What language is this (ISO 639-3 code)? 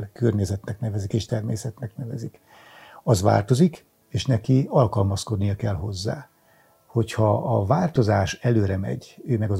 hun